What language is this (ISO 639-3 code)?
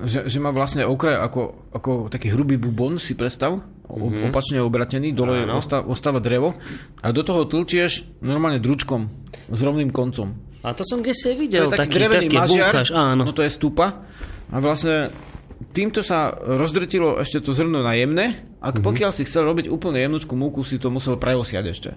slk